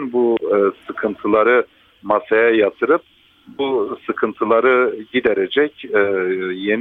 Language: Turkish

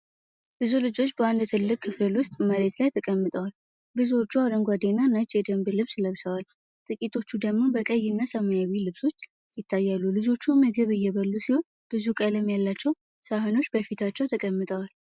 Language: Amharic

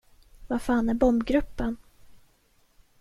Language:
Swedish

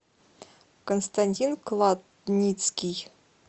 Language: Russian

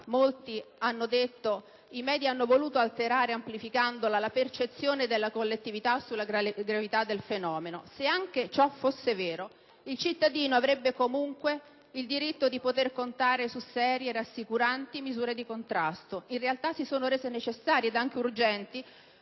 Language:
Italian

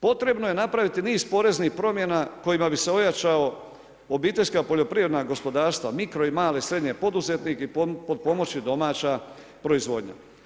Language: Croatian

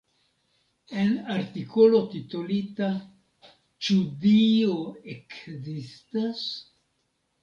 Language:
Esperanto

